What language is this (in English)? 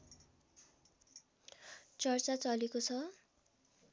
Nepali